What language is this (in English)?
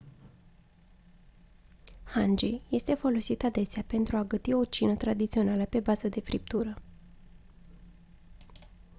Romanian